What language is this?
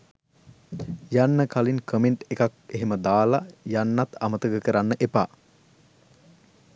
Sinhala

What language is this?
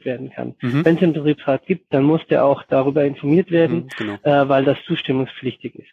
German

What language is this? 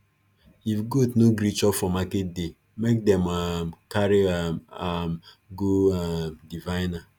Nigerian Pidgin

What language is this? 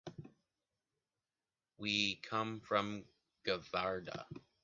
English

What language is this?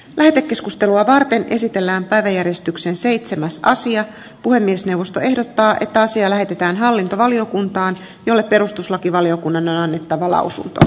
Finnish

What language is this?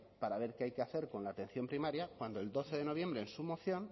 Spanish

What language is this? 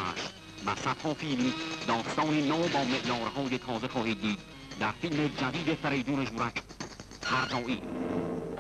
Persian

